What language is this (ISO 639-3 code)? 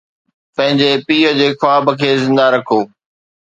snd